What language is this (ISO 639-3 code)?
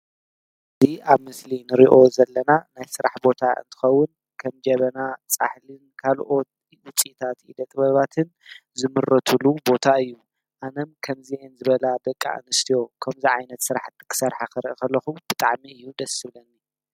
tir